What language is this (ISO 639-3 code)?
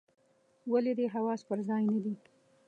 pus